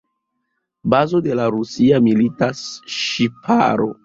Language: Esperanto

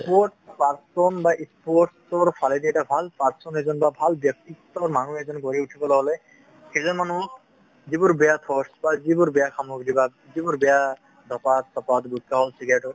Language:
Assamese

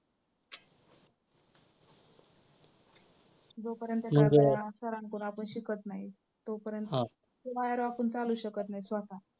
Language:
Marathi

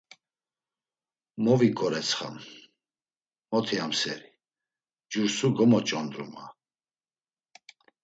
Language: Laz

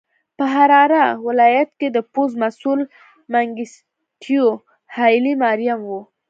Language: Pashto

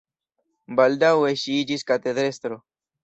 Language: Esperanto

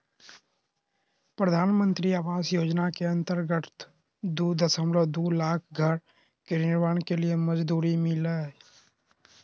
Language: Magahi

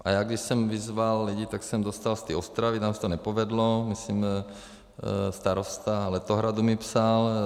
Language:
Czech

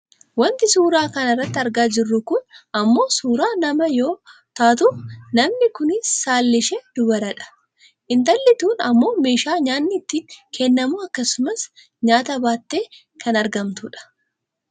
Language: Oromo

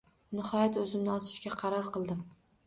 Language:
Uzbek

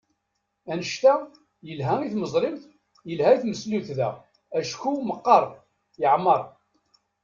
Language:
Kabyle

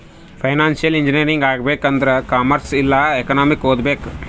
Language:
Kannada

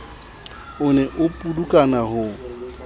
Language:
Southern Sotho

